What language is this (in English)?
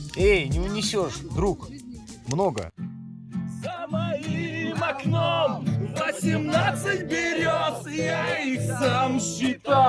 Russian